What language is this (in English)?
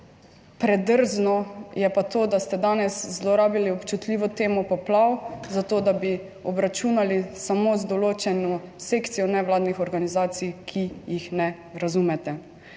Slovenian